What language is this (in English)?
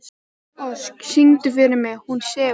Icelandic